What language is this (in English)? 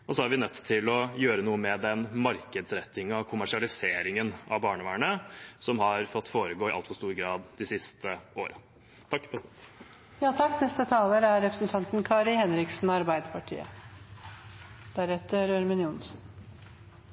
Norwegian Bokmål